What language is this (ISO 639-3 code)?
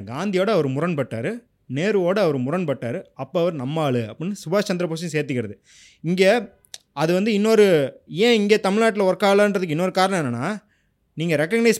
tam